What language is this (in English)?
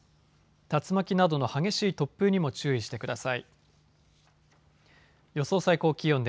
Japanese